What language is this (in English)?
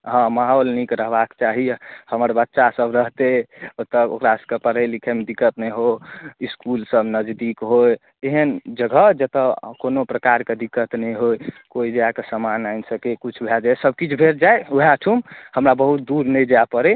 Maithili